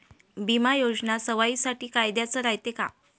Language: Marathi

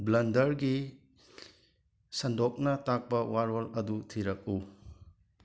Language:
Manipuri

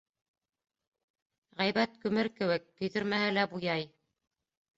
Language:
Bashkir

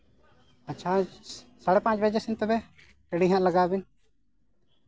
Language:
Santali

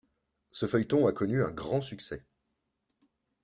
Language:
French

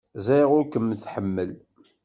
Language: Kabyle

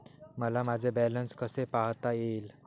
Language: Marathi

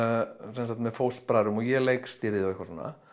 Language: Icelandic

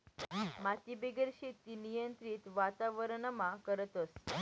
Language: Marathi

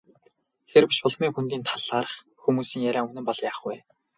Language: Mongolian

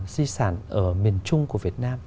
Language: Vietnamese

